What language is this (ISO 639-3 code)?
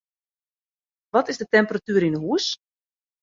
fry